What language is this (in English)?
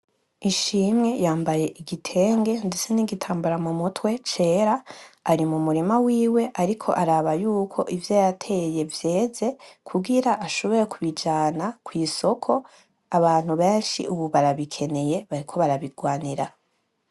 Rundi